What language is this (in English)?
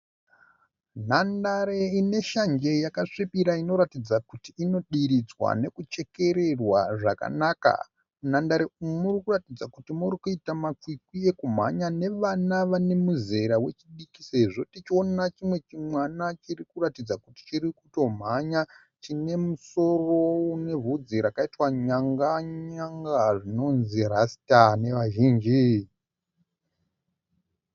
Shona